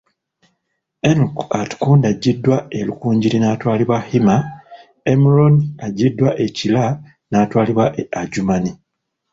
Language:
Ganda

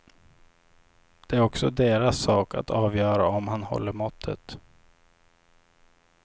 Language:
Swedish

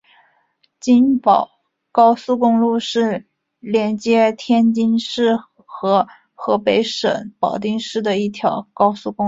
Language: Chinese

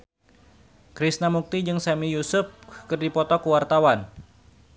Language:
Sundanese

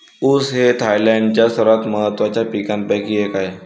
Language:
Marathi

